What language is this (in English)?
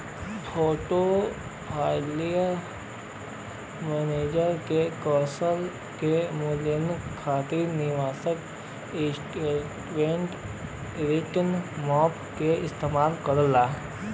Bhojpuri